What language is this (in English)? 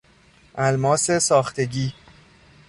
Persian